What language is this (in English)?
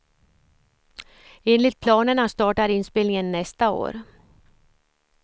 Swedish